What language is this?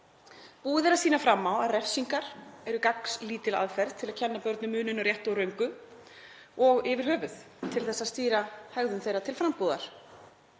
Icelandic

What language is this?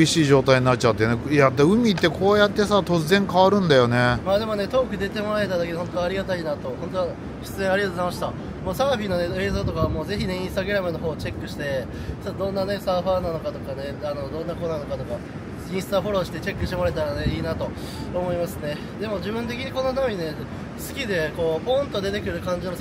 Japanese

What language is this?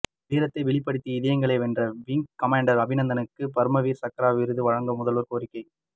Tamil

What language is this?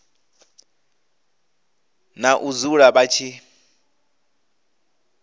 Venda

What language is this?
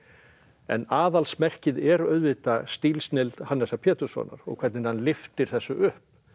Icelandic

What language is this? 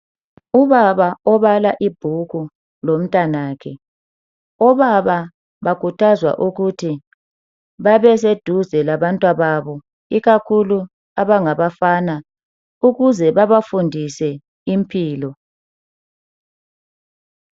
North Ndebele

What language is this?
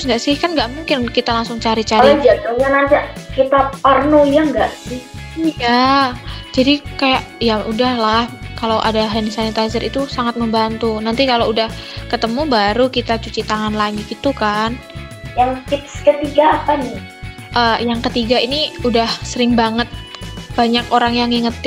Indonesian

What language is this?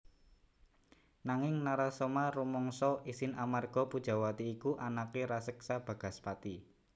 Javanese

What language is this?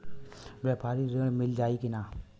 Bhojpuri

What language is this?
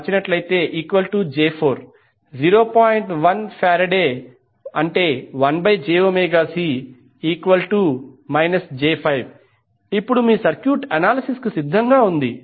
Telugu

